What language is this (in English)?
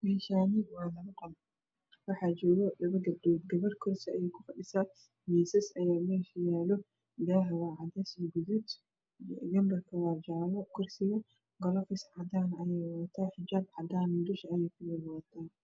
Somali